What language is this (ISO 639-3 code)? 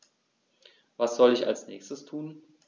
deu